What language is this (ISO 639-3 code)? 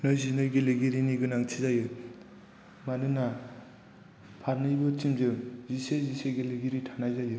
brx